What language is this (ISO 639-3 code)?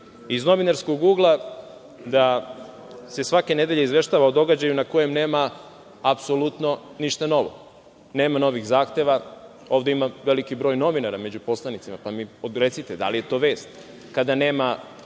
srp